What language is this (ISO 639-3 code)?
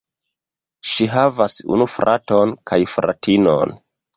epo